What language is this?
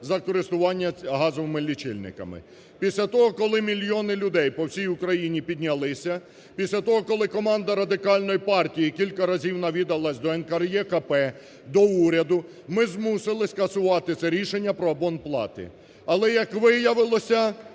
Ukrainian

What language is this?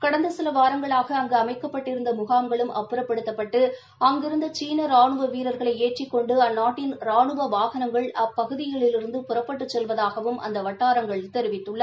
Tamil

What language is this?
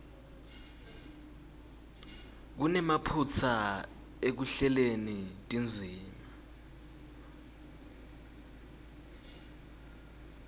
Swati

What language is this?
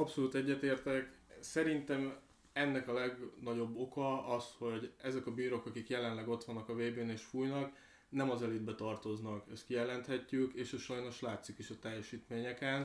Hungarian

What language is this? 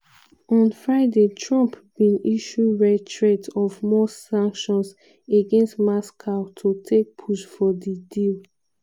Nigerian Pidgin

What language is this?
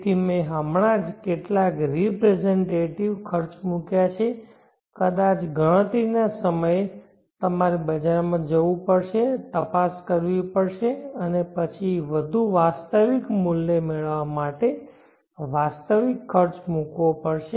Gujarati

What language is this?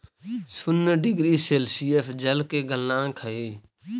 Magahi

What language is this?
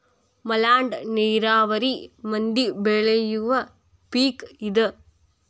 Kannada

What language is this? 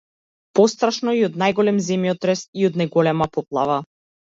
Macedonian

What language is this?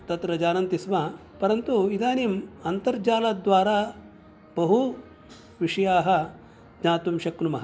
Sanskrit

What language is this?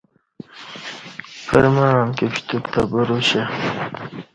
Kati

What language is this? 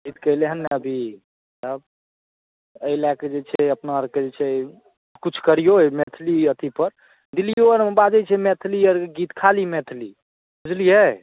Maithili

